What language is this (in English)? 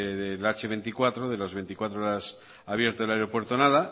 Spanish